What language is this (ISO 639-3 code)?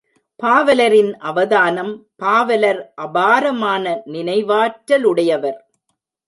tam